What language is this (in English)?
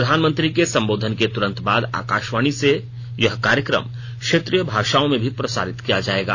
Hindi